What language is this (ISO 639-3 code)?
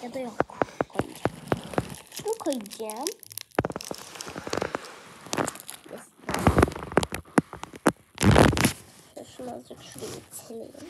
tur